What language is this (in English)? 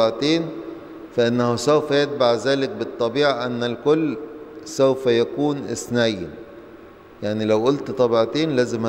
Arabic